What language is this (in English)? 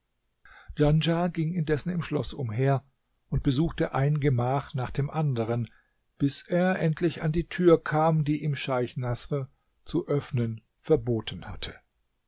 German